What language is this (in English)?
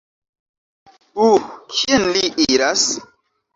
Esperanto